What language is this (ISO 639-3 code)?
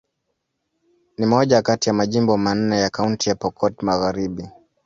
swa